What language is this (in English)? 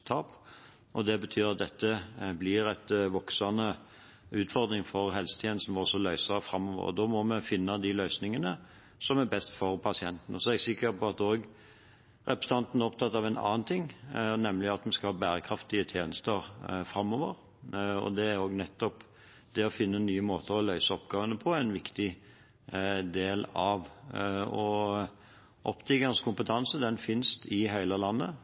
Norwegian Bokmål